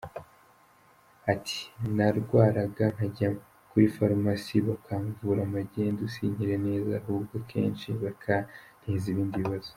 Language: Kinyarwanda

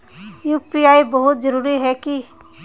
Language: Magahi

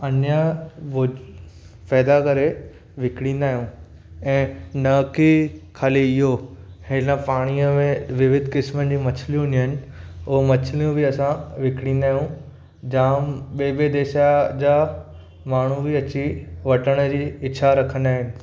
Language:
Sindhi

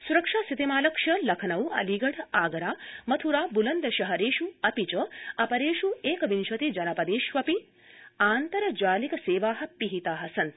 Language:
Sanskrit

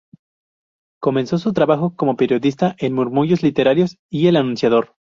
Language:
Spanish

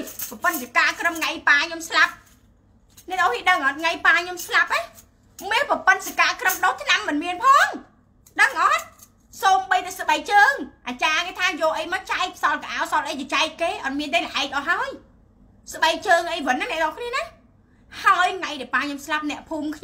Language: Vietnamese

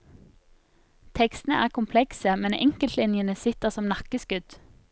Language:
Norwegian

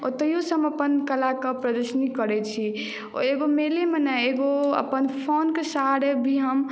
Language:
Maithili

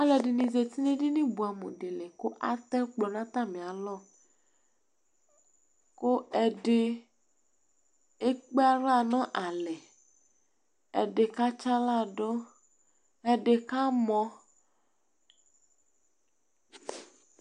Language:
Ikposo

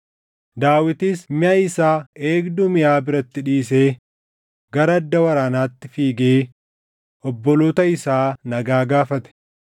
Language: Oromo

